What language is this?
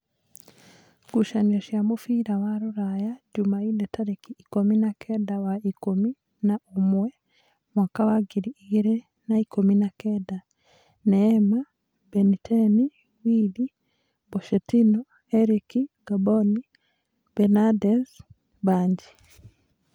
Kikuyu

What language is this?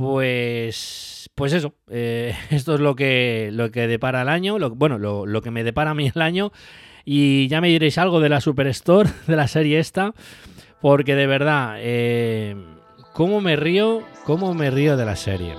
Spanish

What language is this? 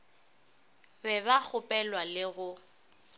Northern Sotho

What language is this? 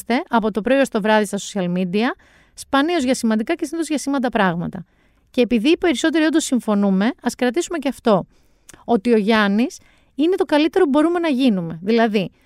Greek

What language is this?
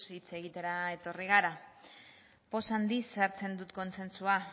Basque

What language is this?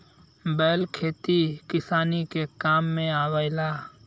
Bhojpuri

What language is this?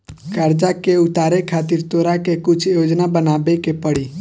Bhojpuri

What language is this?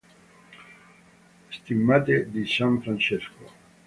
Italian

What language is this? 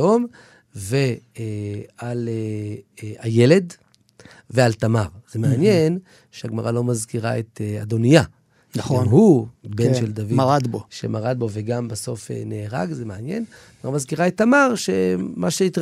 Hebrew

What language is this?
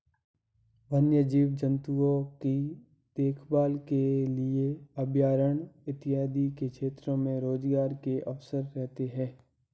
Hindi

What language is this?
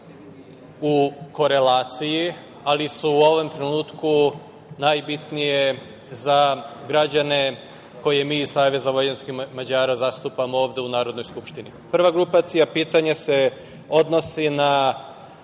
Serbian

